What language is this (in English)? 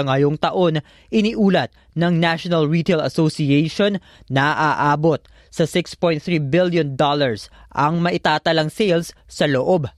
Filipino